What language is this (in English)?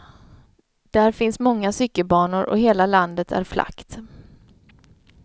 Swedish